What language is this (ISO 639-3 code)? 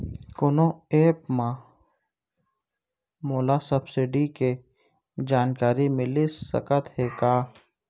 hne